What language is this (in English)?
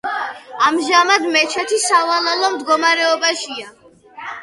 Georgian